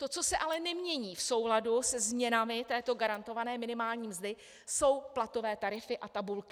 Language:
Czech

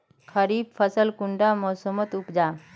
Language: Magahi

